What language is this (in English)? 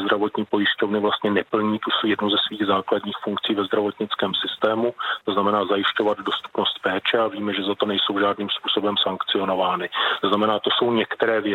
Czech